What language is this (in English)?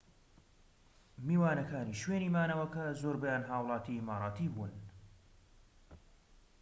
Central Kurdish